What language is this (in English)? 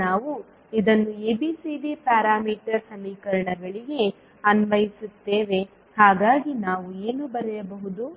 Kannada